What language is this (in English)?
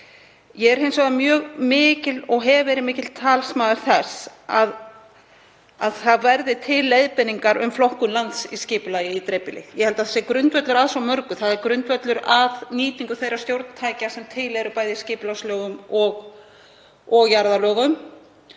Icelandic